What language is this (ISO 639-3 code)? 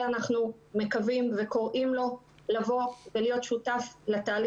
heb